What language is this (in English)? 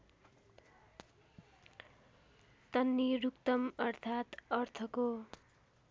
Nepali